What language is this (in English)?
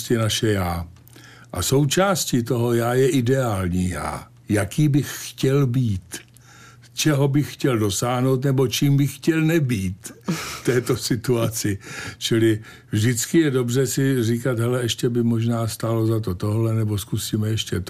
Czech